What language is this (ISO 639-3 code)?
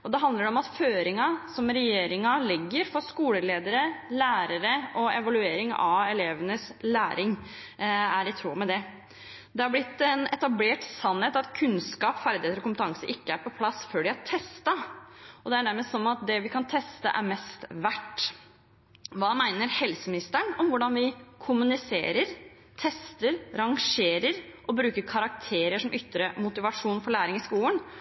nob